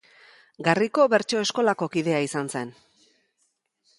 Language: Basque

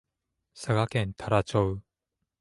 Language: Japanese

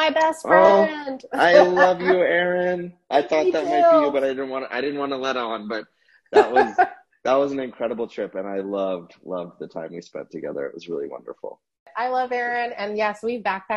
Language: English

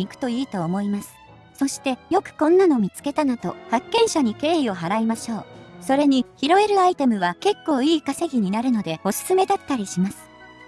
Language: Japanese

